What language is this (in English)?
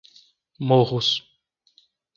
Portuguese